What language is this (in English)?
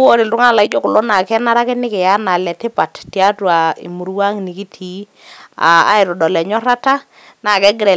Masai